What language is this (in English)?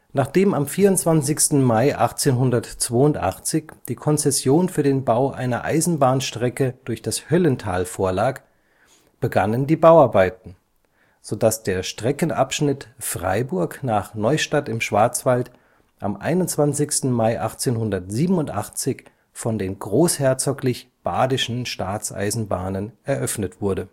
German